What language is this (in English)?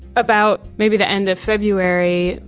English